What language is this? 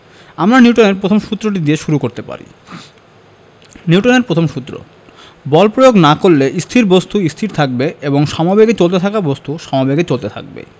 Bangla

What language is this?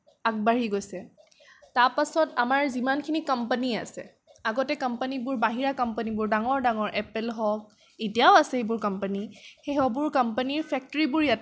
Assamese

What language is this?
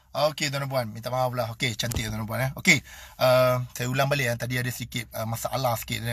Malay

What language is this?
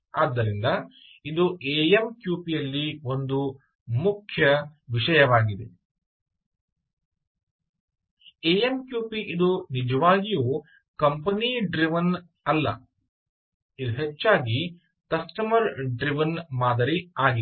Kannada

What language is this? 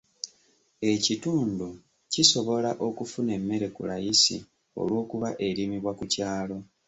Ganda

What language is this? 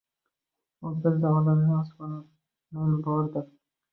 Uzbek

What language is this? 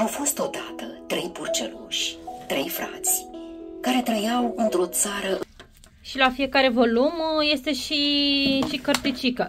Romanian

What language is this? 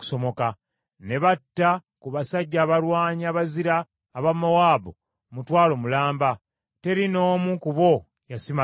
Ganda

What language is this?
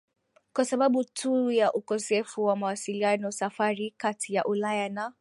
Swahili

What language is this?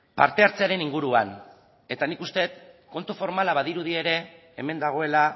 Basque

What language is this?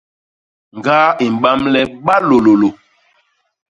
Basaa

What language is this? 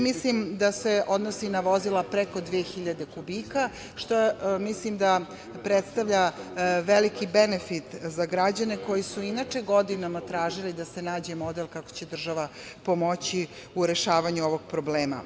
Serbian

